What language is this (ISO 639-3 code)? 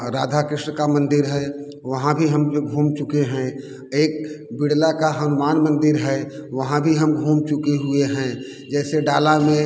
hin